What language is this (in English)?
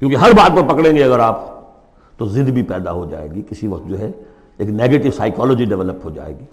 Urdu